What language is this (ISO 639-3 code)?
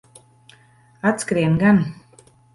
lav